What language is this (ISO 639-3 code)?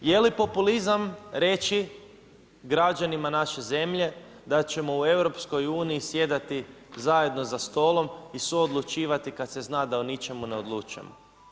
hrv